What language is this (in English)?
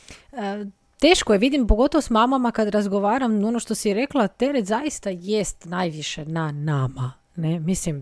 Croatian